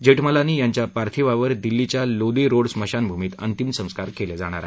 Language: Marathi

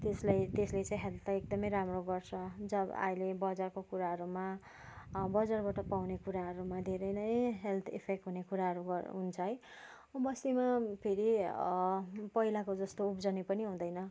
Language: Nepali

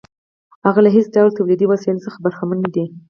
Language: Pashto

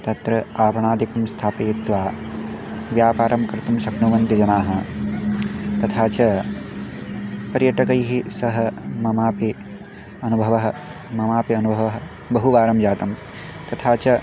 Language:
Sanskrit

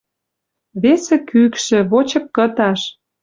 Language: Western Mari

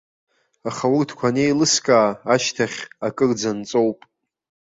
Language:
Abkhazian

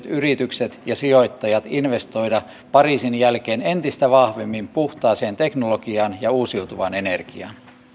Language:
Finnish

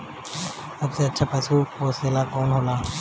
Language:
Bhojpuri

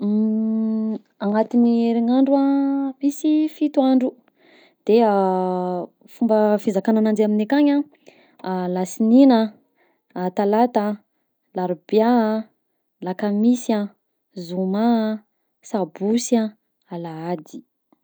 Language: Southern Betsimisaraka Malagasy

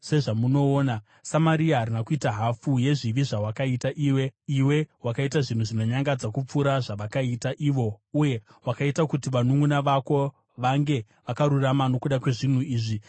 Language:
Shona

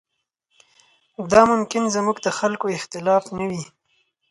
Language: Pashto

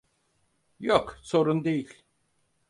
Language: Turkish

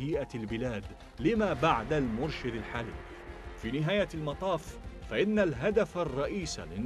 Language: Arabic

